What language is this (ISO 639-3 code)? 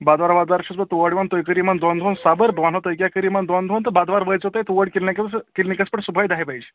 kas